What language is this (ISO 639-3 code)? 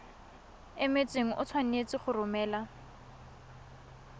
tsn